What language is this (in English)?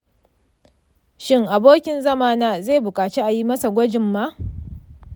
Hausa